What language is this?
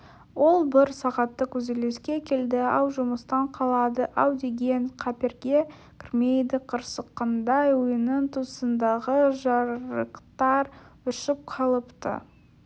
Kazakh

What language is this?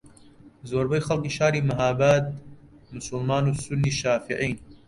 Central Kurdish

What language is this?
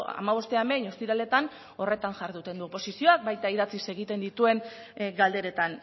Basque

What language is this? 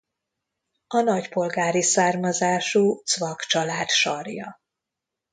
Hungarian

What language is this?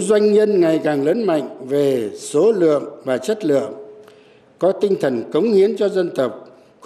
Vietnamese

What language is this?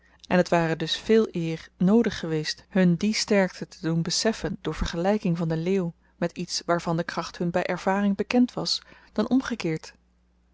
Dutch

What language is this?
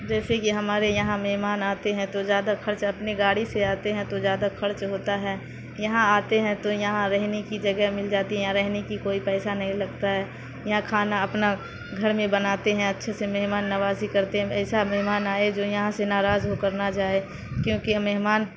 Urdu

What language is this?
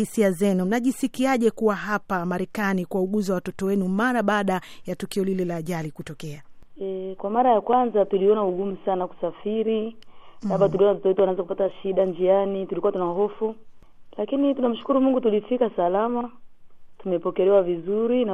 Swahili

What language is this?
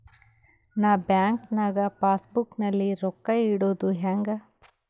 Kannada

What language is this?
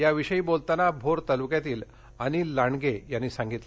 Marathi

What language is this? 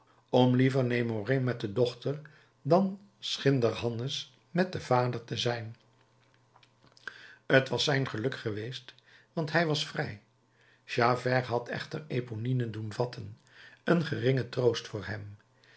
Dutch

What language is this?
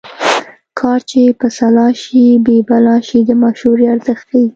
Pashto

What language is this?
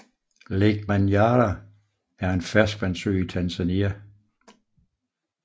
Danish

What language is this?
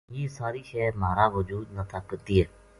Gujari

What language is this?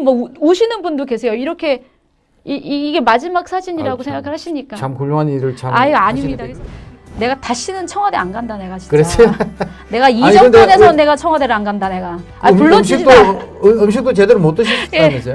Korean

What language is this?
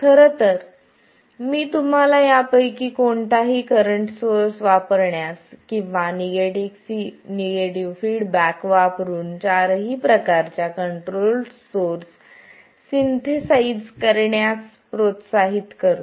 Marathi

